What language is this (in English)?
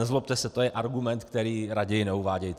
Czech